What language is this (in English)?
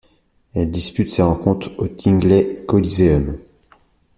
French